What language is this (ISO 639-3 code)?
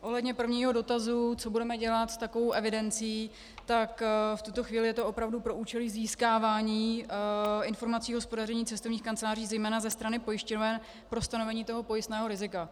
ces